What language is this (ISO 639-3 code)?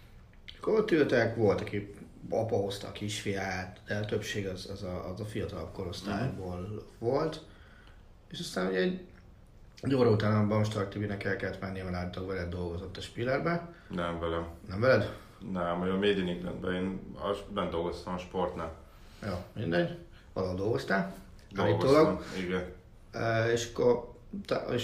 hun